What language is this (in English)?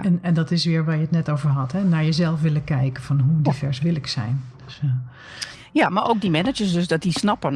Dutch